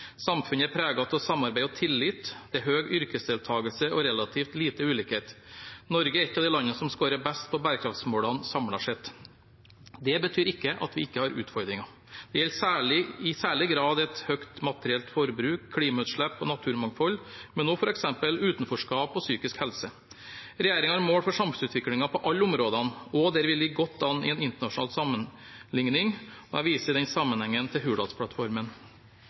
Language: Norwegian Bokmål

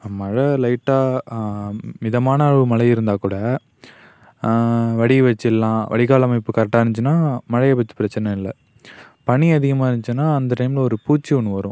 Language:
Tamil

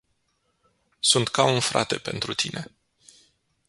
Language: Romanian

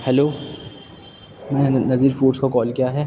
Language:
Urdu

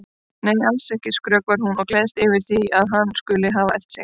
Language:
Icelandic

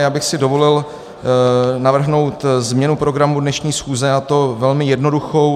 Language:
Czech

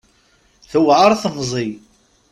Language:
Kabyle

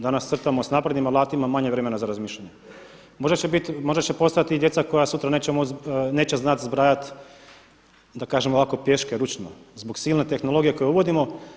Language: Croatian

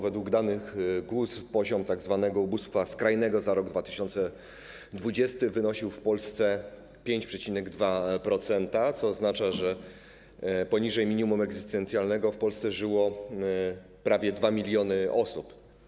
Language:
Polish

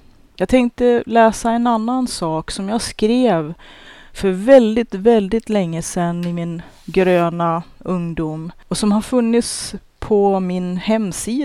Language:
Swedish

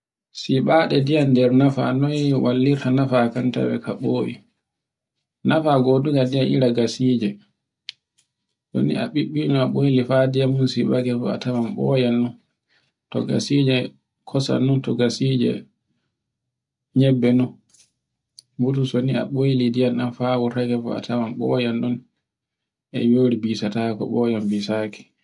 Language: Borgu Fulfulde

